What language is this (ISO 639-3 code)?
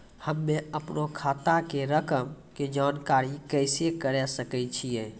mai